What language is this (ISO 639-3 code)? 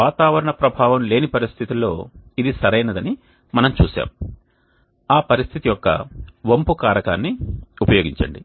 tel